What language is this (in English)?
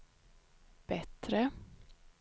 Swedish